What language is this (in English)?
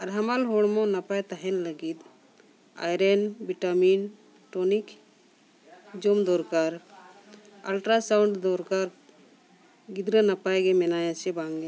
Santali